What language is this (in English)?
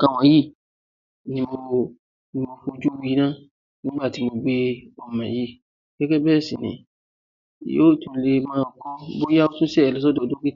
Yoruba